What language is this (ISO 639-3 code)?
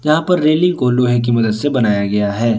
hin